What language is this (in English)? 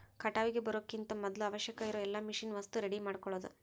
Kannada